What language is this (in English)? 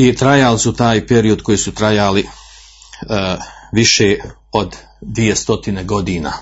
Croatian